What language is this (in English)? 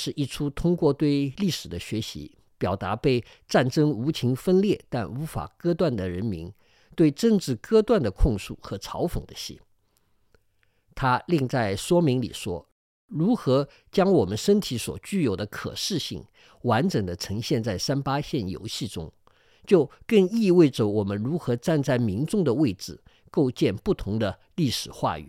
Chinese